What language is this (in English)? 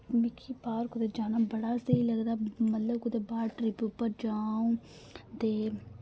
Dogri